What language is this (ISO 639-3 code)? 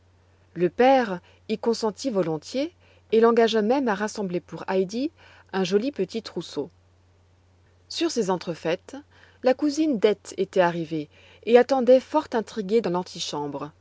fra